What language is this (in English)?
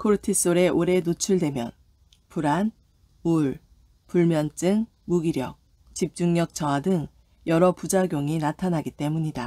Korean